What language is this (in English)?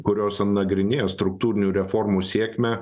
Lithuanian